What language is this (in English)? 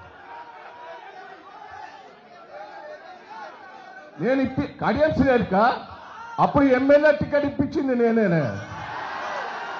Telugu